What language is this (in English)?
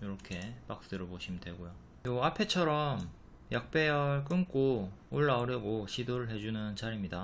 Korean